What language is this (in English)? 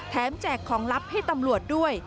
Thai